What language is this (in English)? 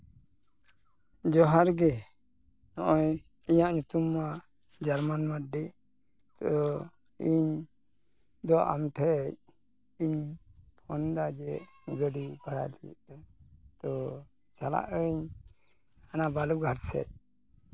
Santali